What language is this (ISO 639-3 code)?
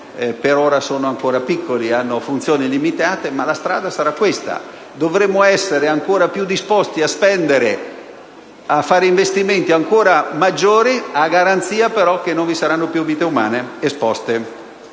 ita